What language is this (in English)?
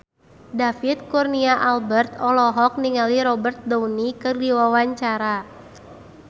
Sundanese